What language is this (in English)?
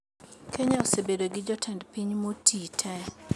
Luo (Kenya and Tanzania)